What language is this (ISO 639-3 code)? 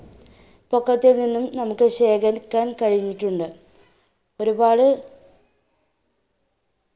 mal